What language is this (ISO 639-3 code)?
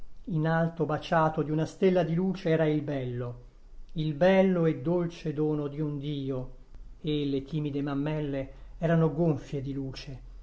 ita